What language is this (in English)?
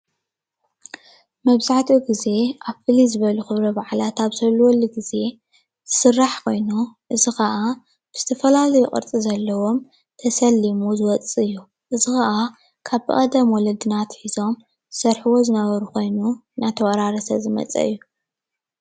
Tigrinya